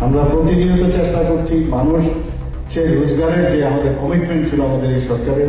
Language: Romanian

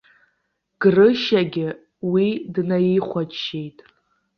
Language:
Abkhazian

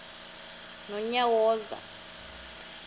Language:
Xhosa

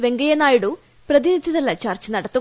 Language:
Malayalam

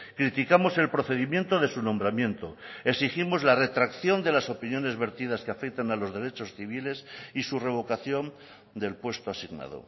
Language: Spanish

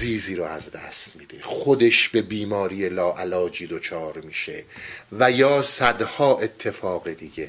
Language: Persian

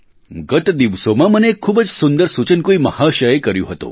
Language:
Gujarati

